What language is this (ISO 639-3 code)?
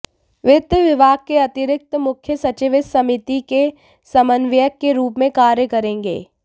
hin